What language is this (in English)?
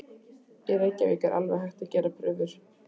Icelandic